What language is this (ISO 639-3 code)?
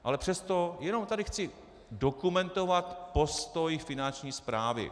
ces